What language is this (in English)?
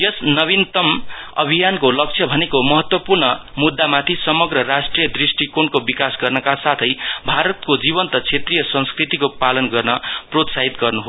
Nepali